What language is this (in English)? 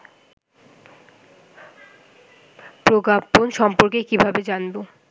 Bangla